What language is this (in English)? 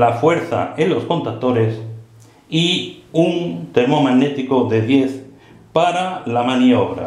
Spanish